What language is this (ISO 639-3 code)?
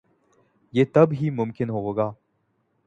urd